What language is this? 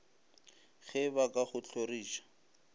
Northern Sotho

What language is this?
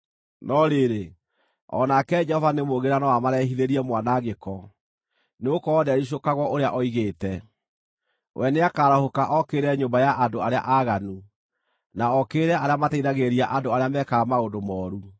Kikuyu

